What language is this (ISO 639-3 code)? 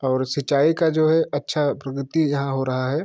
hin